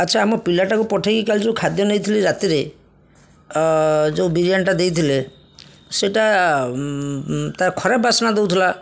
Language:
Odia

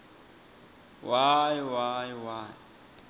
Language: Swati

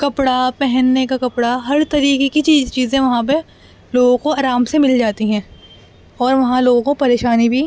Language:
Urdu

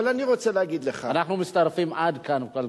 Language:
Hebrew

